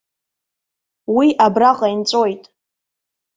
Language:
Abkhazian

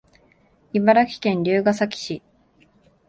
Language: Japanese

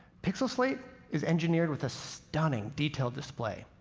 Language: English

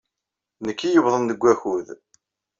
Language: Kabyle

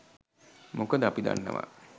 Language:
Sinhala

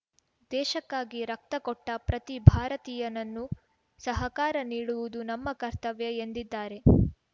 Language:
Kannada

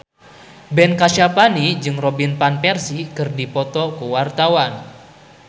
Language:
Sundanese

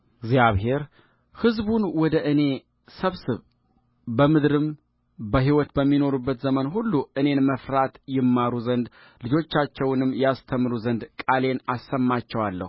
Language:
Amharic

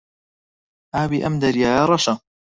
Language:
Central Kurdish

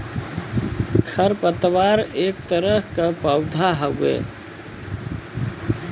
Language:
Bhojpuri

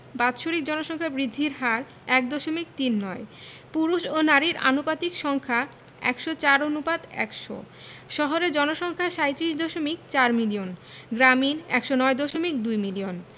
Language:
Bangla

